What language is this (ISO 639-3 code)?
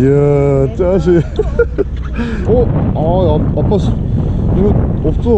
kor